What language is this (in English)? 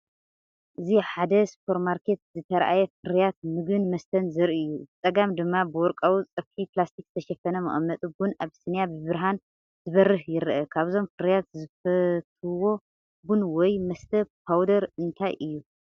Tigrinya